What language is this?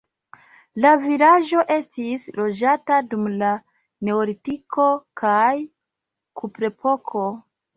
Esperanto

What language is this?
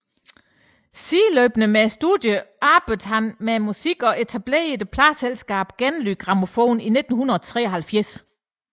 Danish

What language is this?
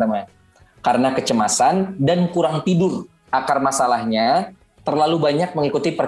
Indonesian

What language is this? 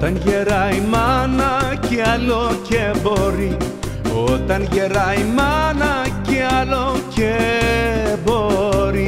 Greek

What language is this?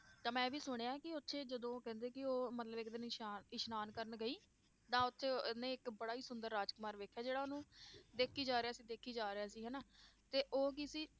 Punjabi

